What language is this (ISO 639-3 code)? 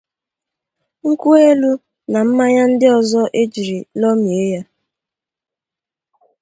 ibo